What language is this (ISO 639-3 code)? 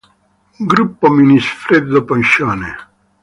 ita